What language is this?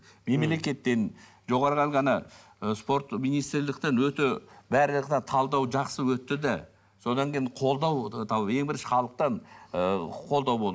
Kazakh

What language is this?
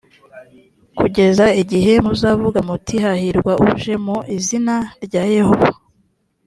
Kinyarwanda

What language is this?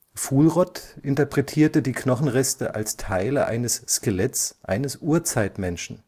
German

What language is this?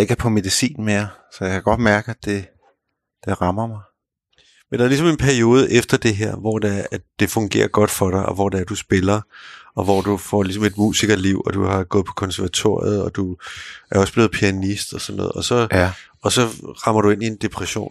Danish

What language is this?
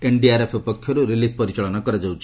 Odia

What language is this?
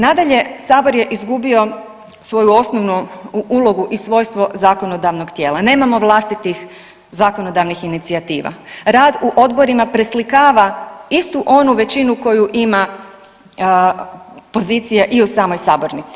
Croatian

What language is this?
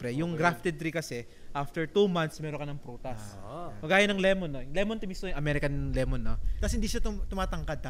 Filipino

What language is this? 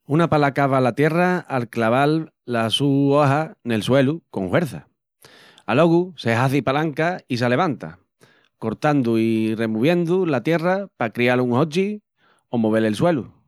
Extremaduran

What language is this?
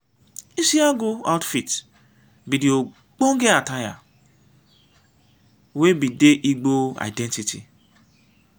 Nigerian Pidgin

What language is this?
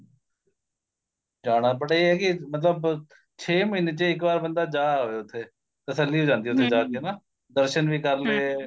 Punjabi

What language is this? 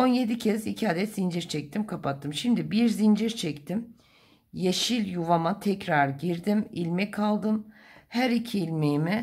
Turkish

